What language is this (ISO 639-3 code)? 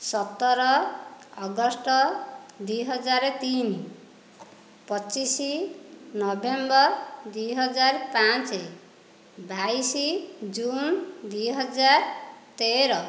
ori